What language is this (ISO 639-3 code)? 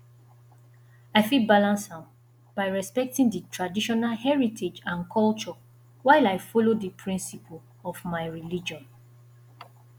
pcm